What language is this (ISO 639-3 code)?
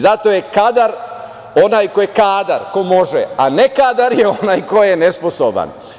srp